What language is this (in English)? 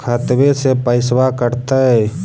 Magahi